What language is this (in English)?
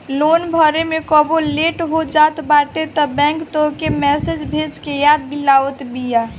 Bhojpuri